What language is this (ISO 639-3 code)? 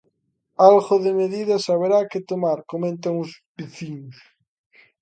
glg